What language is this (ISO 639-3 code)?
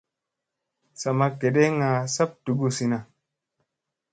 mse